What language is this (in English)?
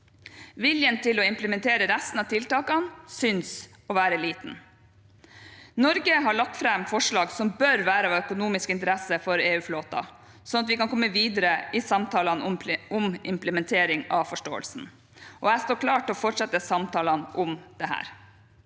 Norwegian